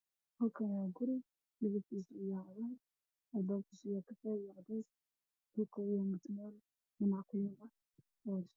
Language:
Somali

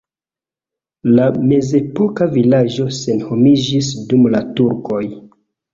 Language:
Esperanto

